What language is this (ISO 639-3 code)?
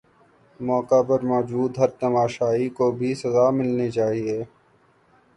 urd